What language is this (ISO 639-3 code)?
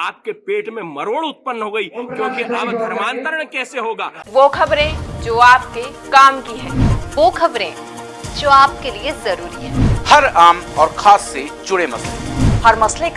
hin